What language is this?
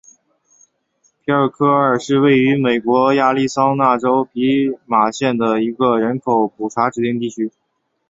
Chinese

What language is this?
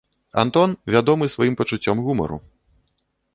Belarusian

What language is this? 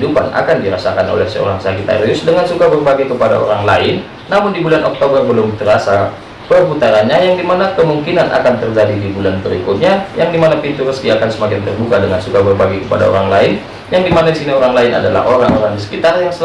Indonesian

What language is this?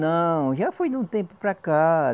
Portuguese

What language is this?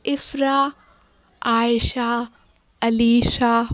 Urdu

